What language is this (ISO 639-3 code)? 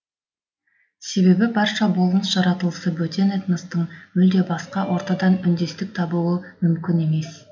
kaz